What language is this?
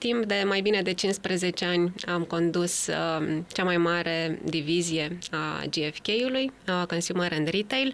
Romanian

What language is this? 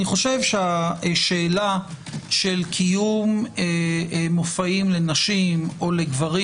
Hebrew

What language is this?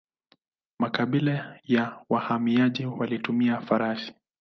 Swahili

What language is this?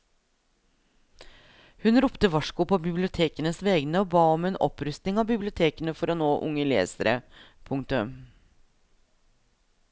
Norwegian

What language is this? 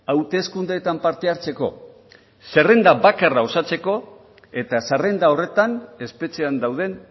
Basque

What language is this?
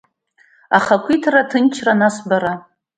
Abkhazian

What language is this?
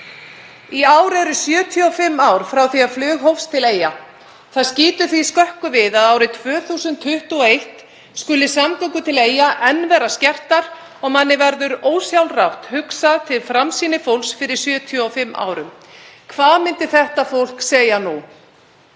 Icelandic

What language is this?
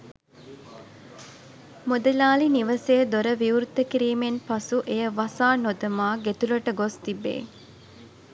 Sinhala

